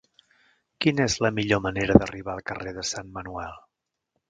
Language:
Catalan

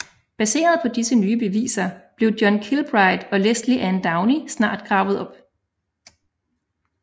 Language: Danish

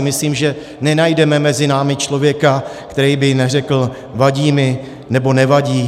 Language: Czech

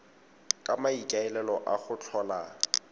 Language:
Tswana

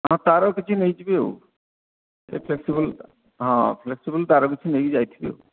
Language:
Odia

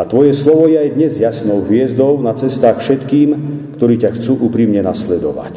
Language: Slovak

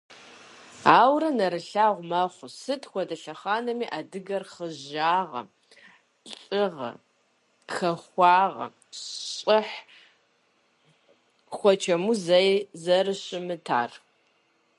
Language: Kabardian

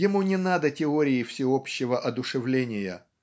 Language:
Russian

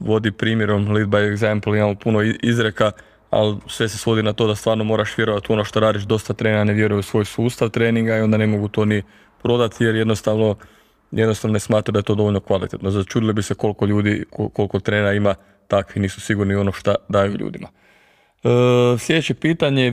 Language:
Croatian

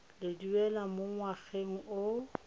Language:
Tswana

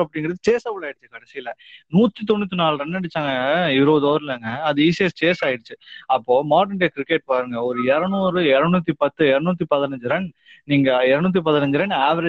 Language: Tamil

